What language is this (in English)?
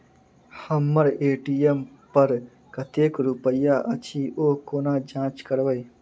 Maithili